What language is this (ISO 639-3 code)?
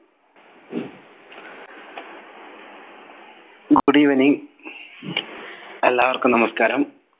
mal